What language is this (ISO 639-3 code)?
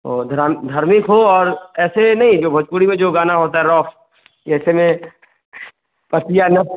hin